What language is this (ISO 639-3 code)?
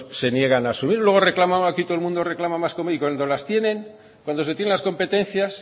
spa